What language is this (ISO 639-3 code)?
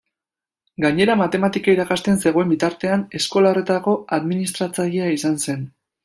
eus